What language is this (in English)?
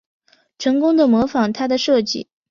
Chinese